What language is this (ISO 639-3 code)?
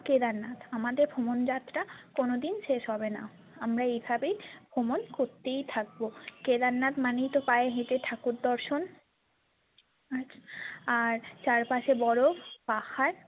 ben